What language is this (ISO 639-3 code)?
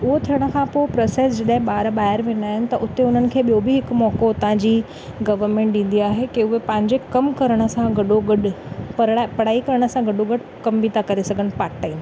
snd